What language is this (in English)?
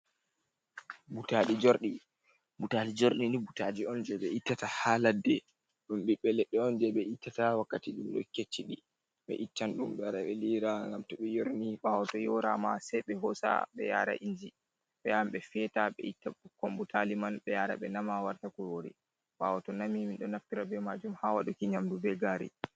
Fula